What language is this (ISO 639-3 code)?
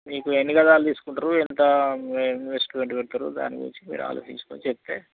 tel